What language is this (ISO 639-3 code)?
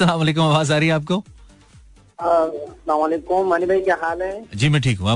hin